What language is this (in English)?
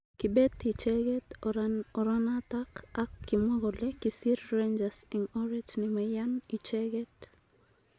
Kalenjin